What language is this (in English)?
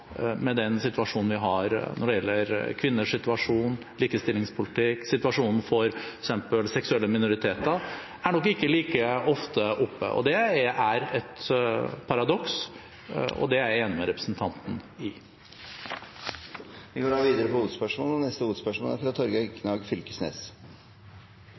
Norwegian